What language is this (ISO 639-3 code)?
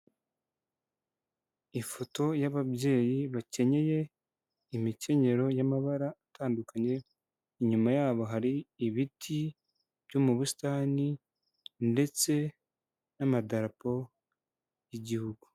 kin